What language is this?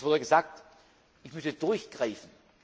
German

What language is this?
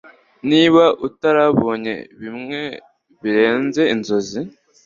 Kinyarwanda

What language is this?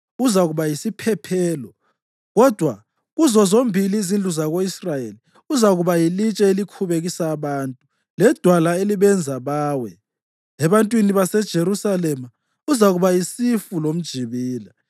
North Ndebele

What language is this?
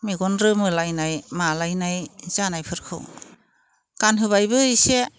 Bodo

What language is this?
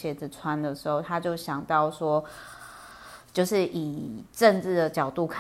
Chinese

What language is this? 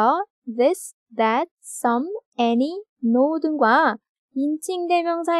Korean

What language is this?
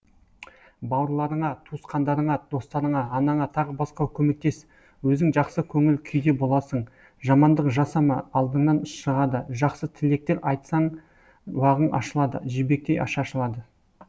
Kazakh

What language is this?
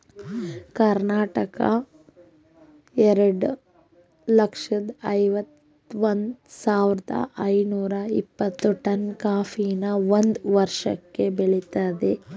Kannada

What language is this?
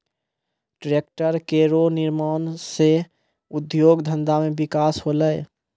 Maithili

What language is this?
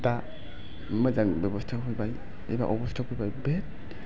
Bodo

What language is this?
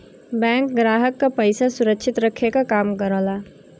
Bhojpuri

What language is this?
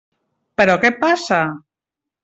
Catalan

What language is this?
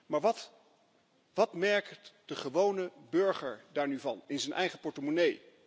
Dutch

